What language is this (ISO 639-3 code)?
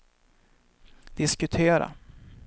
swe